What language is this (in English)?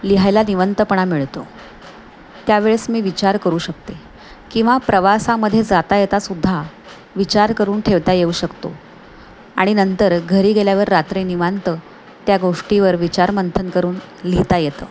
Marathi